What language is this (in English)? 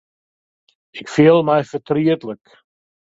Western Frisian